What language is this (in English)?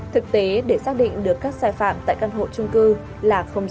Vietnamese